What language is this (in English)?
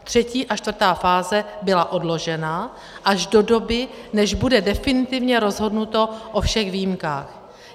Czech